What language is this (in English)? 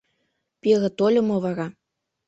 Mari